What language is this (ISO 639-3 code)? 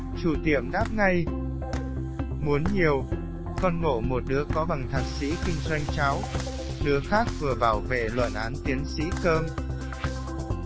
vie